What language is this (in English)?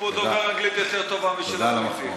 Hebrew